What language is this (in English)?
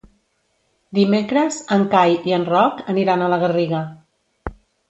Catalan